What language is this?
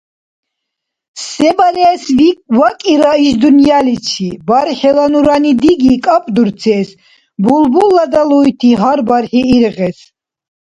Dargwa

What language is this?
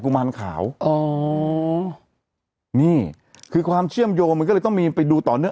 Thai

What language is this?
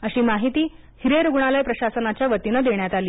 Marathi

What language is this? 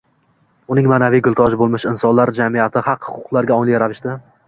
Uzbek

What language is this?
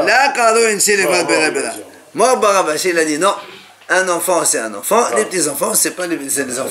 French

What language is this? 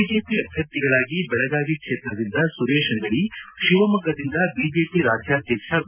Kannada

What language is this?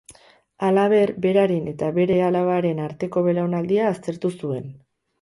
Basque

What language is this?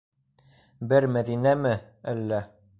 Bashkir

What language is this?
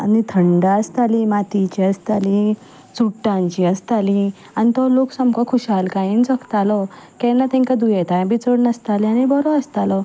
Konkani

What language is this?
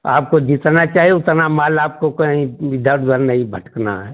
Hindi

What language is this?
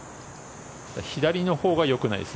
Japanese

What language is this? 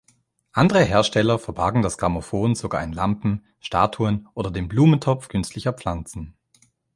German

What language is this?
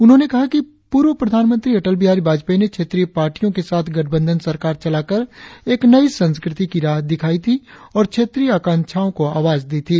Hindi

